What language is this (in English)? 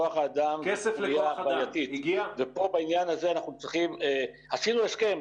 Hebrew